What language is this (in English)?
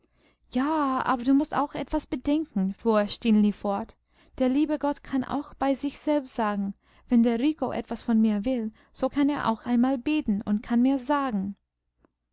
German